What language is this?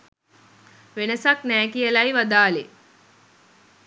Sinhala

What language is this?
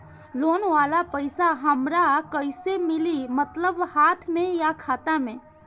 Bhojpuri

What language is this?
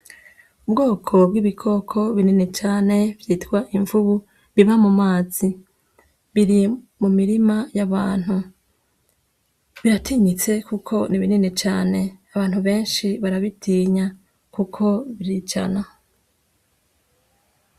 Rundi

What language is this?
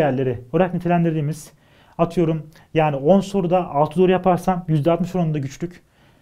Turkish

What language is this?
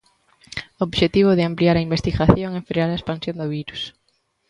Galician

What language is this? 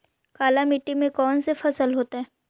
Magahi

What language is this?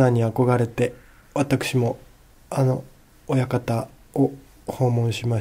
Japanese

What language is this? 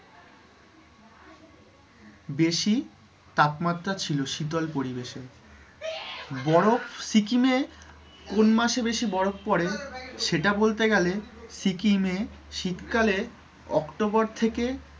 Bangla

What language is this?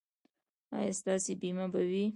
Pashto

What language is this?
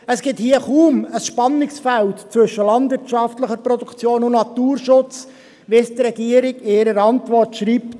Swiss German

